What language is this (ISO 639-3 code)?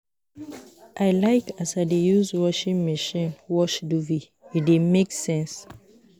pcm